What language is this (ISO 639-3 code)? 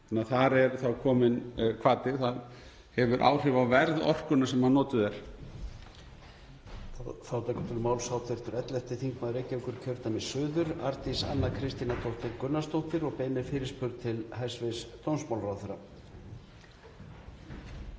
isl